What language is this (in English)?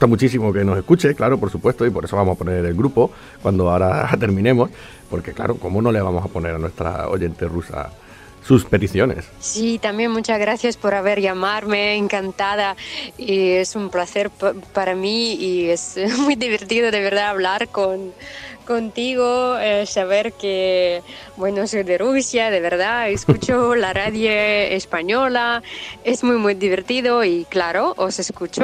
Spanish